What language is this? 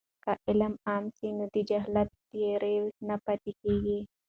Pashto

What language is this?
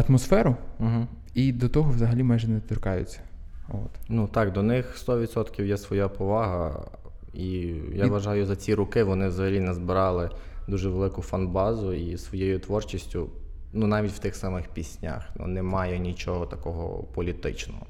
Ukrainian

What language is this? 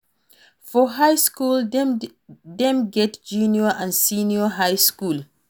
Nigerian Pidgin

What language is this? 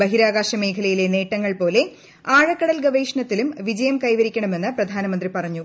Malayalam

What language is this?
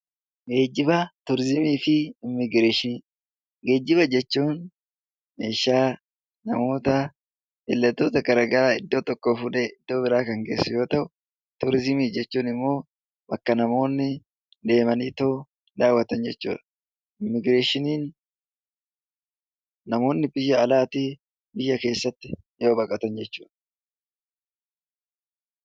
Oromo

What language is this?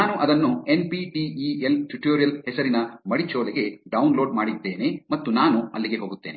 Kannada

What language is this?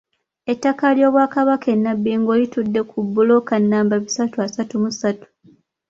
Ganda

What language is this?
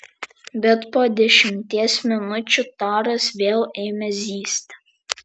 Lithuanian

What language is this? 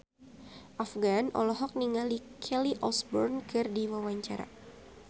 Sundanese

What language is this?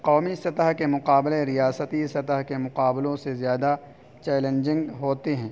Urdu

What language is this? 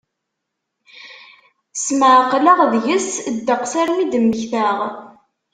Kabyle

